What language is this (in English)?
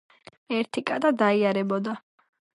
Georgian